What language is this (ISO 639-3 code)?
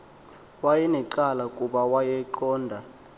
xho